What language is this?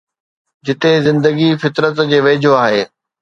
Sindhi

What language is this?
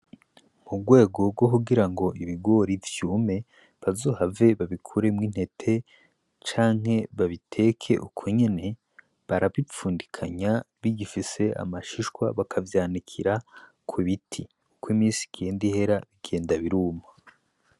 Rundi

